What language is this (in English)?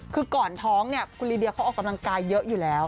Thai